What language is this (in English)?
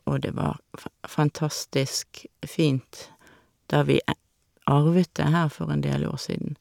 Norwegian